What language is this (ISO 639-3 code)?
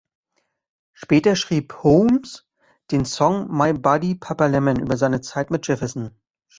deu